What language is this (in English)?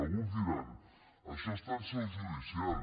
Catalan